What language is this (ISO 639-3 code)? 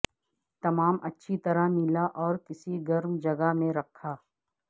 urd